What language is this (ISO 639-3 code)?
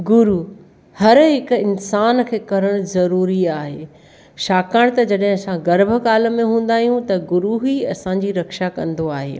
snd